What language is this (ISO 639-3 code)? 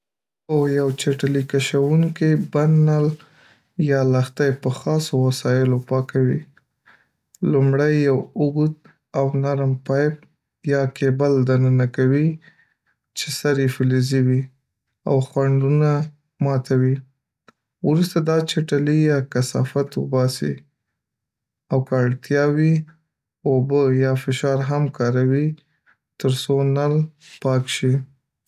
pus